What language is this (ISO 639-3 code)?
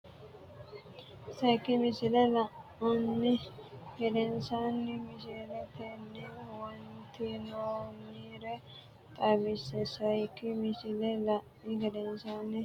sid